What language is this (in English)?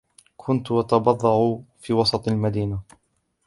Arabic